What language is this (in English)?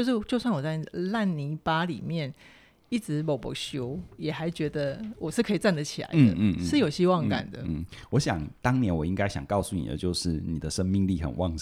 Chinese